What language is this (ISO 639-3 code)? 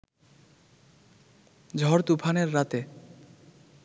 ben